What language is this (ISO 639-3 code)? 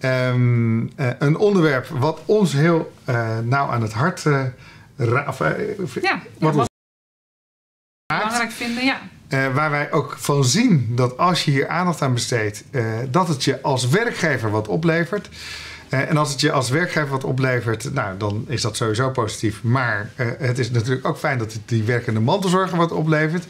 nld